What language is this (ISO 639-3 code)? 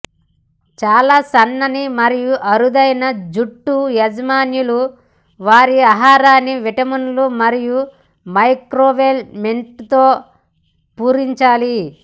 tel